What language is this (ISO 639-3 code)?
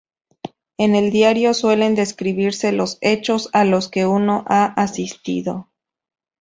spa